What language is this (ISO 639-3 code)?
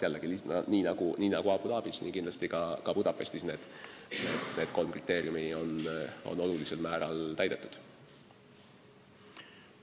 est